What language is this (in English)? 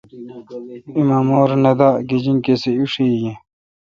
Kalkoti